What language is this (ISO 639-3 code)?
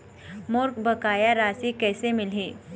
hne